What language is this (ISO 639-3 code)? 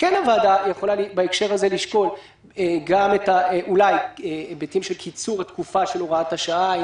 heb